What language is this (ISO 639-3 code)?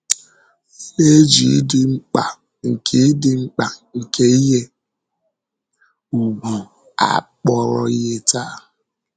ibo